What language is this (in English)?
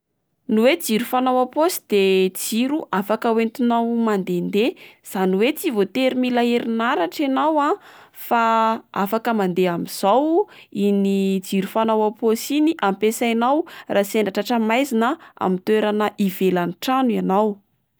Malagasy